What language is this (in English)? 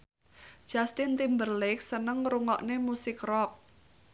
Javanese